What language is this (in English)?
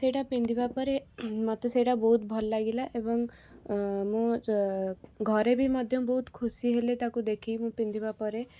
Odia